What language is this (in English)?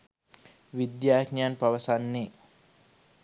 Sinhala